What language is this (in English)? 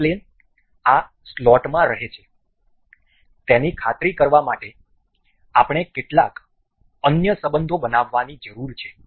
Gujarati